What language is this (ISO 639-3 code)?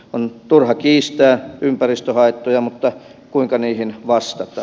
fin